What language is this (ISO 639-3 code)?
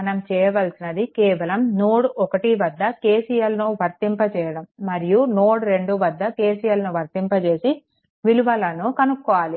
tel